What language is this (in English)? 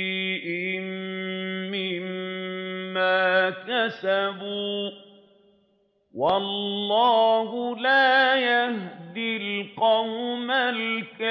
Arabic